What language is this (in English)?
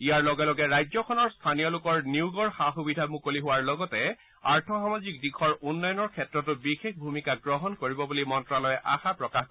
Assamese